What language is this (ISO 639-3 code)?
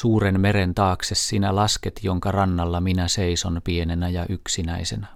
fin